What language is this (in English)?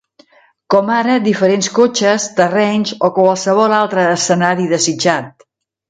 Catalan